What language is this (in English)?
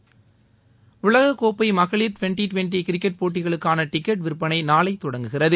Tamil